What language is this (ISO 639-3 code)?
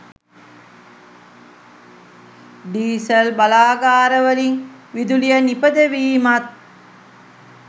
sin